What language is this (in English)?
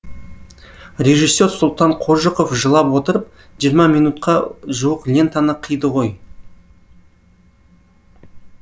Kazakh